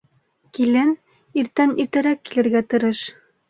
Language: Bashkir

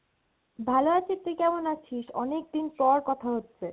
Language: Bangla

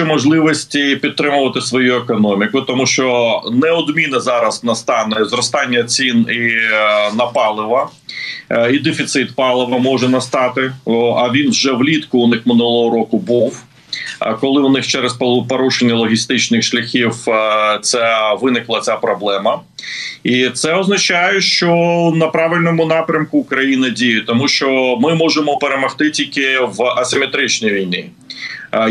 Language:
Ukrainian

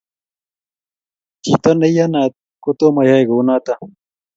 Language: Kalenjin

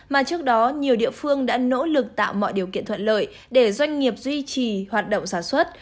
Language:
Vietnamese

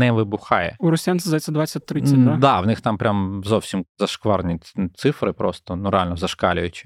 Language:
Ukrainian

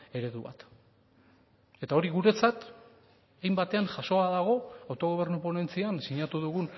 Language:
Basque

